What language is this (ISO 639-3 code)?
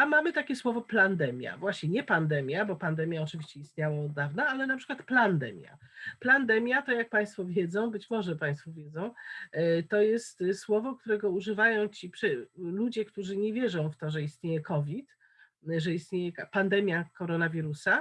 pol